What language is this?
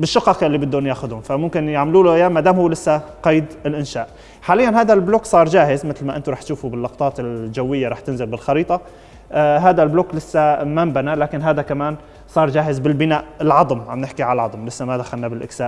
Arabic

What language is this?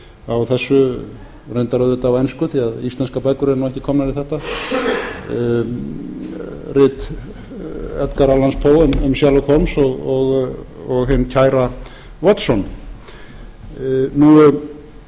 Icelandic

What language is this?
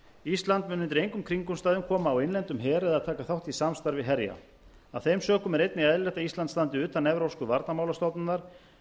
Icelandic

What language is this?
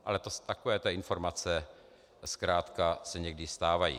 Czech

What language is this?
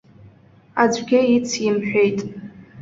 Abkhazian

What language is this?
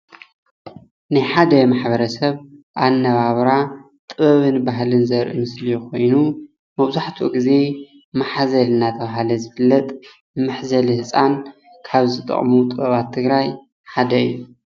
Tigrinya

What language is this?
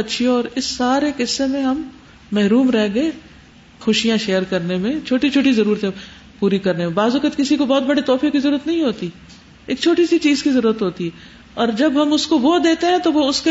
Urdu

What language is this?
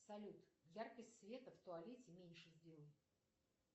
Russian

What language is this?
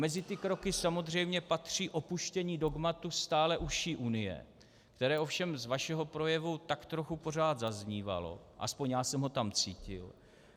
Czech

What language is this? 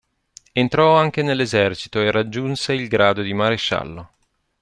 Italian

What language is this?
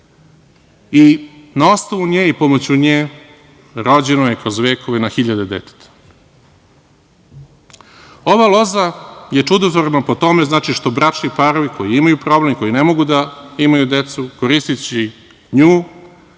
Serbian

